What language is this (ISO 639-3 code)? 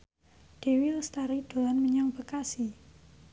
jav